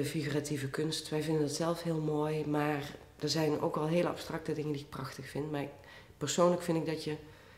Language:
Dutch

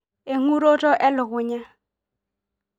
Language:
Masai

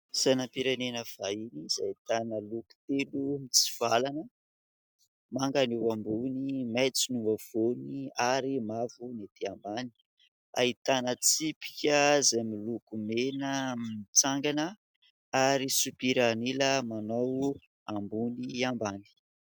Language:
Malagasy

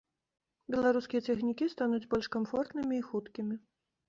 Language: Belarusian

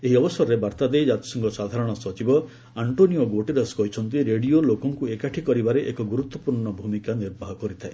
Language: Odia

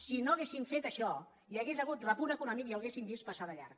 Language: Catalan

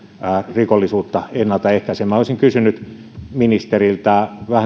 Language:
Finnish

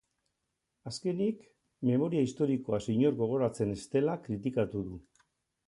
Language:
Basque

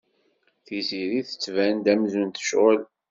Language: Kabyle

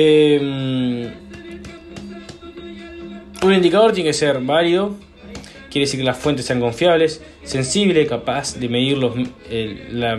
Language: Spanish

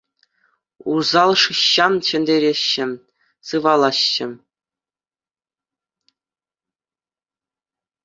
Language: Chuvash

